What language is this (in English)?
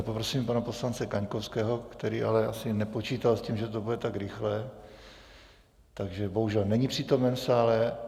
Czech